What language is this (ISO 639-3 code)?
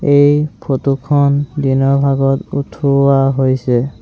asm